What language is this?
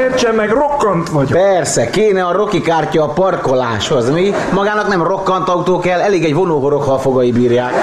Hungarian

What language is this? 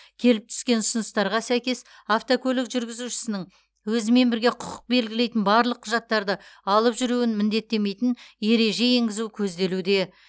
Kazakh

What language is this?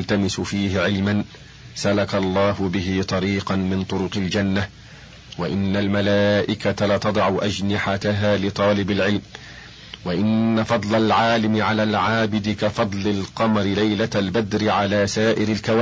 Arabic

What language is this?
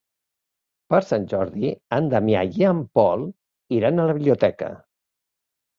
Catalan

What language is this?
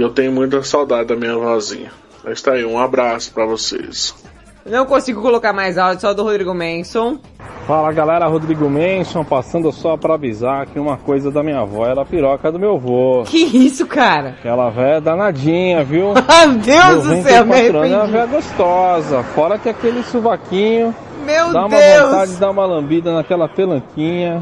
Portuguese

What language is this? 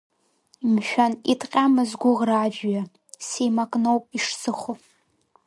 Abkhazian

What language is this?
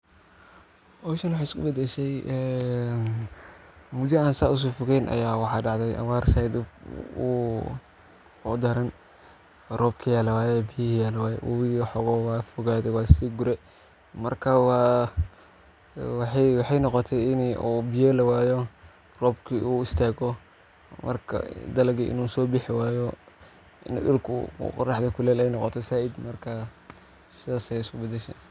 Somali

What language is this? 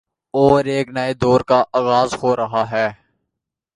Urdu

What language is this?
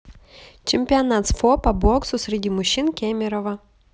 Russian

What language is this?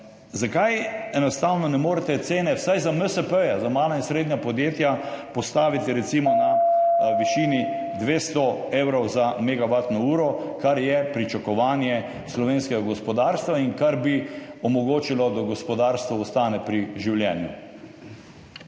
Slovenian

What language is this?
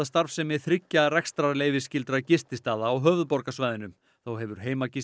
Icelandic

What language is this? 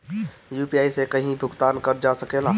Bhojpuri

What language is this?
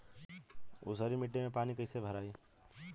Bhojpuri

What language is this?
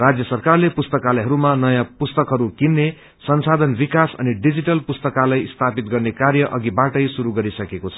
Nepali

